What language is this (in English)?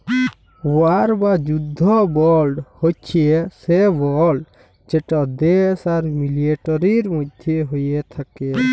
Bangla